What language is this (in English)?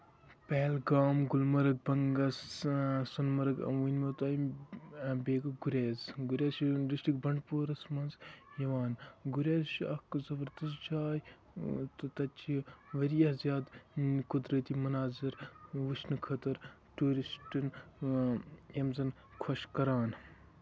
Kashmiri